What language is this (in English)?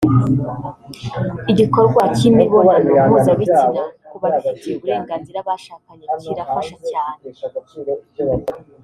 Kinyarwanda